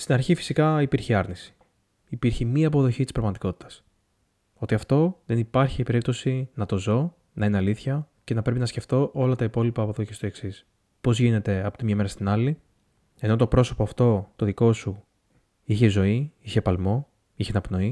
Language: Greek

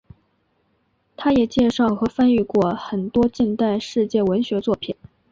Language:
Chinese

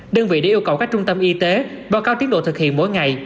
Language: Vietnamese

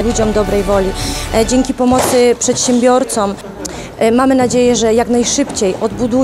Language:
Polish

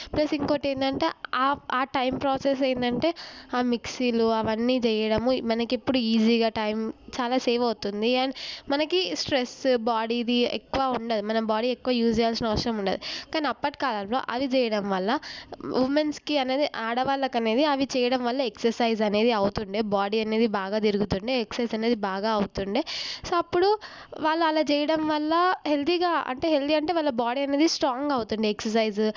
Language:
Telugu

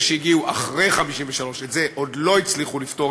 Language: Hebrew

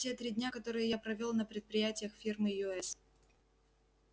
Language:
Russian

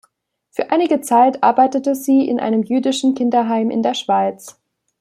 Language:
German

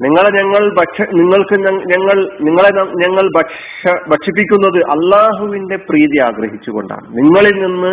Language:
Malayalam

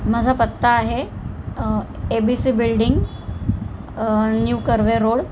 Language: Marathi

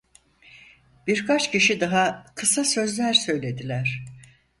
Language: Turkish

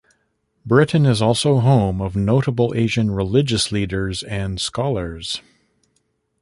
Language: English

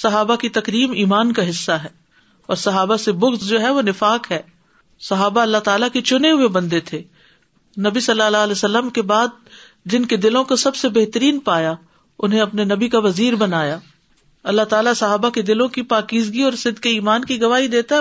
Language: Urdu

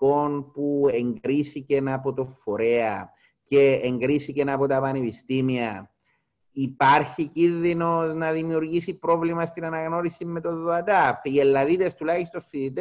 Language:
Greek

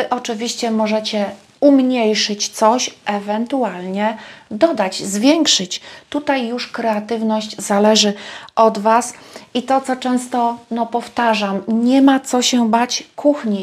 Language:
Polish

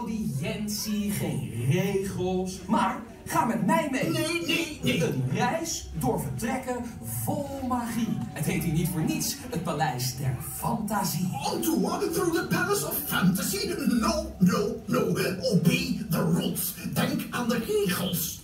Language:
Dutch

